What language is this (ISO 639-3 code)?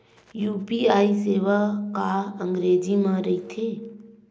hne